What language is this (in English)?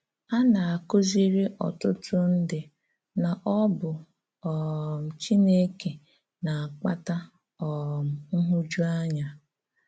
Igbo